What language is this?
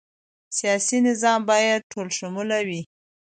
Pashto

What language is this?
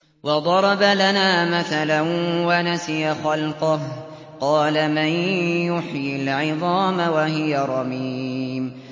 Arabic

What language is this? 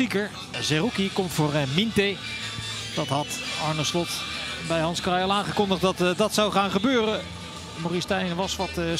Dutch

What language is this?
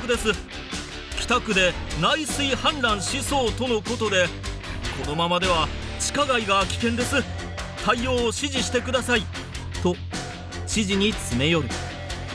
Japanese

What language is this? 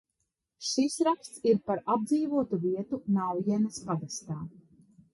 Latvian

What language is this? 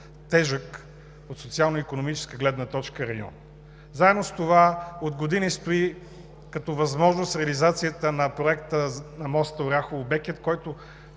Bulgarian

